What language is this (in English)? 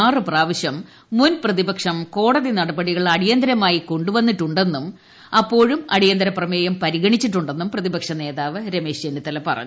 Malayalam